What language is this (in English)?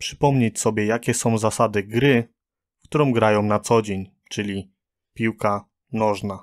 Polish